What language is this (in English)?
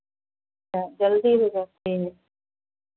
Hindi